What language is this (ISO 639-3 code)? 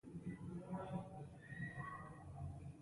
pus